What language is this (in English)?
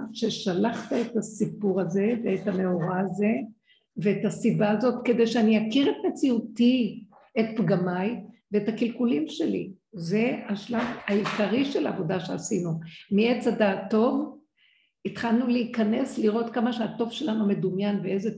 Hebrew